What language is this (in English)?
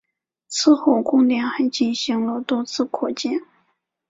Chinese